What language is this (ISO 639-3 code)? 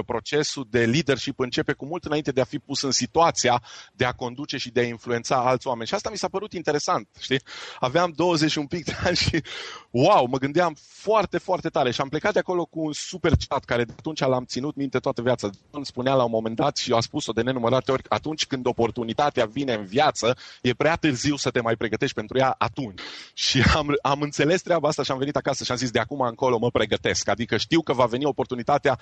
ron